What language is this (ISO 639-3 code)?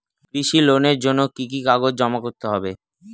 ben